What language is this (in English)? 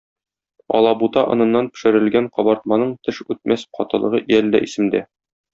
Tatar